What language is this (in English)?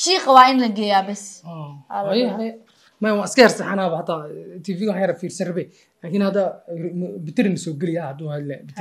Arabic